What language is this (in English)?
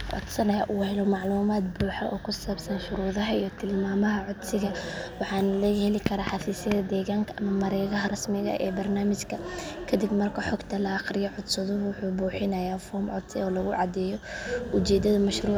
Somali